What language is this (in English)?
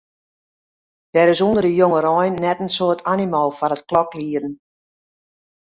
Western Frisian